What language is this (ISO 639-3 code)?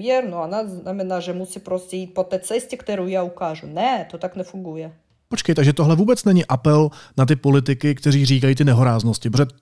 ces